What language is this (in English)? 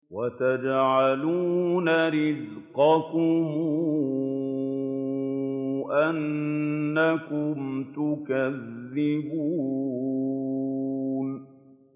Arabic